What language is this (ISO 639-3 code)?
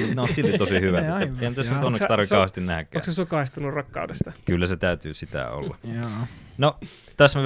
fin